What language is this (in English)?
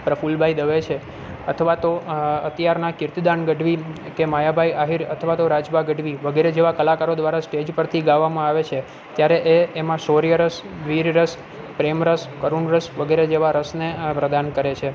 Gujarati